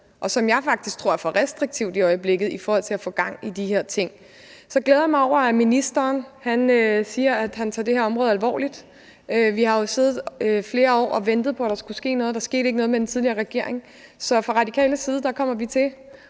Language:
Danish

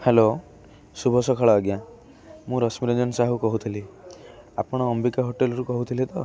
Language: Odia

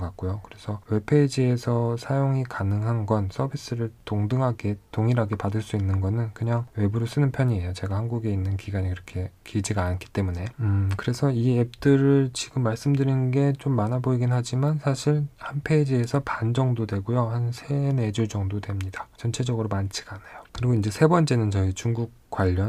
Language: Korean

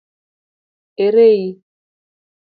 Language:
Luo (Kenya and Tanzania)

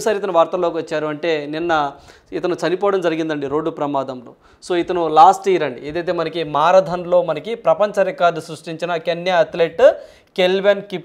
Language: Telugu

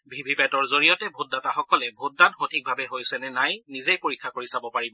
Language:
Assamese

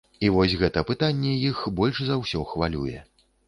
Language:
Belarusian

